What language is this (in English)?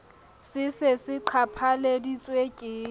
Southern Sotho